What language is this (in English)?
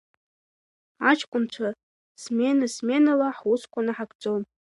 Abkhazian